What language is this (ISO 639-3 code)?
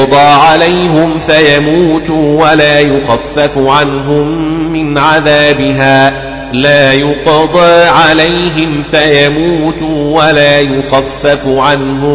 ara